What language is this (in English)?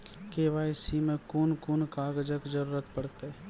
Maithili